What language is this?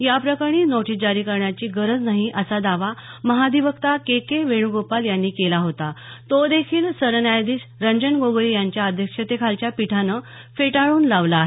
Marathi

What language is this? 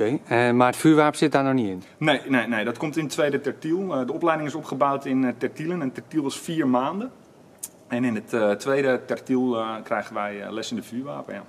Dutch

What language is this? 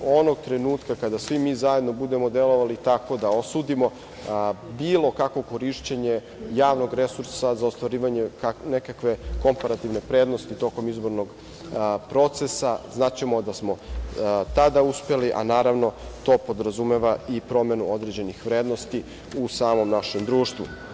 Serbian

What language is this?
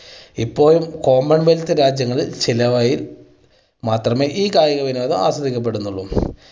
Malayalam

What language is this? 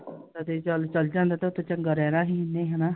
Punjabi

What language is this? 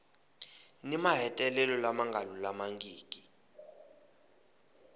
Tsonga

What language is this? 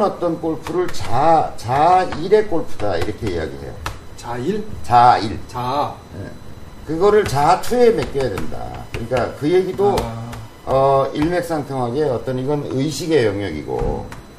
Korean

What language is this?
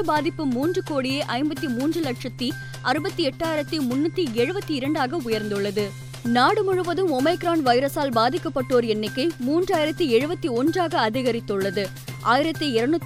Tamil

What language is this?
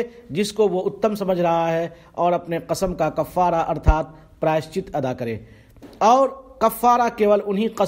Arabic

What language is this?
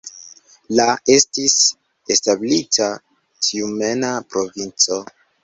Esperanto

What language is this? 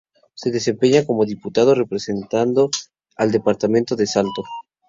Spanish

